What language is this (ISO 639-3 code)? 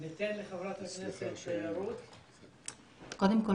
heb